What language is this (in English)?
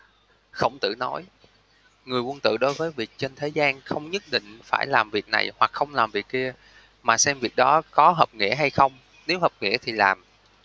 Vietnamese